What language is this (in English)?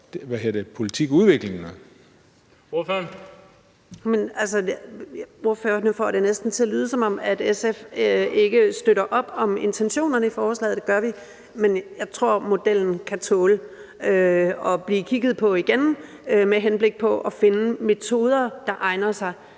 Danish